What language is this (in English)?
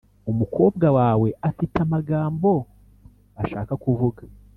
Kinyarwanda